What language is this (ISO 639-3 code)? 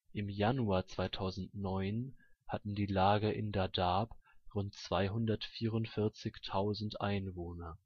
deu